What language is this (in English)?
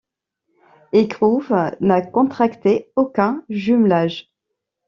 French